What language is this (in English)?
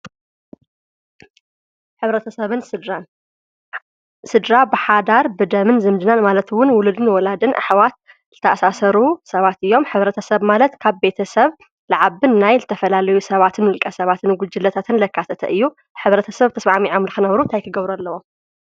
Tigrinya